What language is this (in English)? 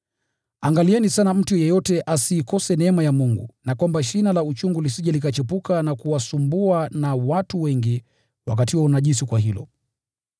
Swahili